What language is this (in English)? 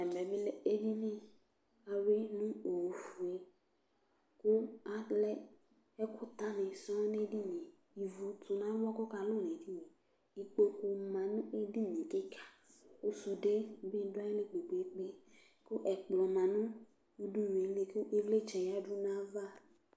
Ikposo